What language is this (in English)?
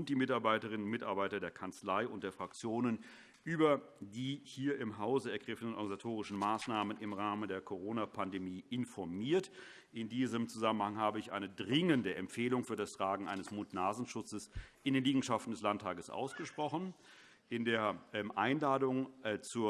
German